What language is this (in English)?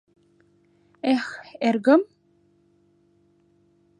Mari